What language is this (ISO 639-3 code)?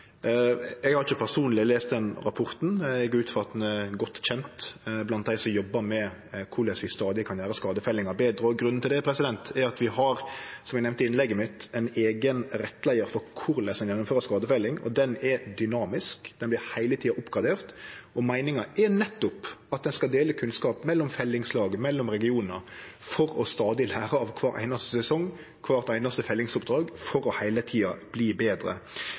nor